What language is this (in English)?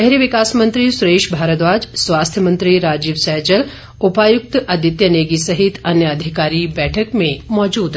Hindi